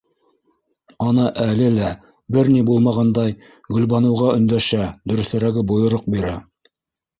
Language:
Bashkir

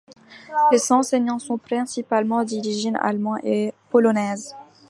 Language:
French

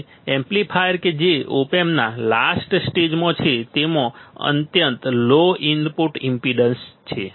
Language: Gujarati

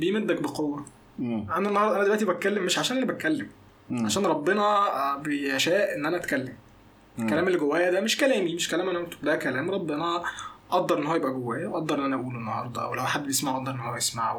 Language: Arabic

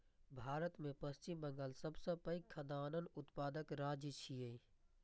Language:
Maithili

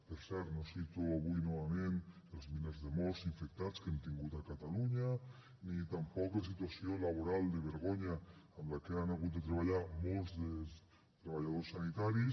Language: Catalan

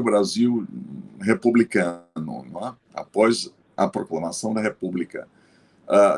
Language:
Portuguese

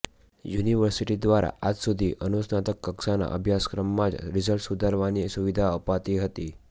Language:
Gujarati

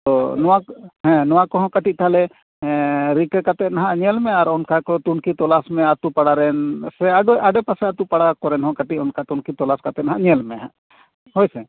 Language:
Santali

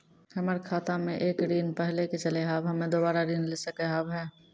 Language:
Maithili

